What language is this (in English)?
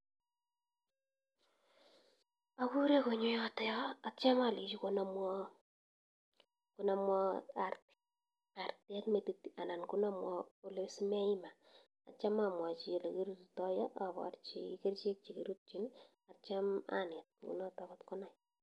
Kalenjin